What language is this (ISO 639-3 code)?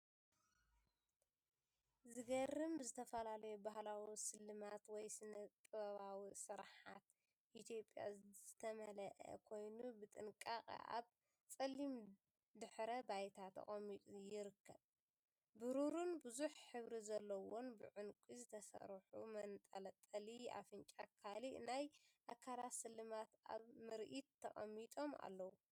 tir